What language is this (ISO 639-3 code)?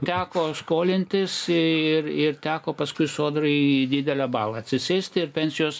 lit